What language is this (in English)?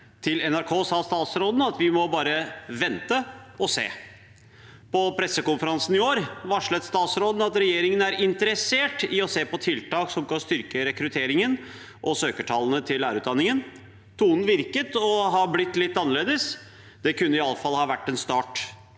Norwegian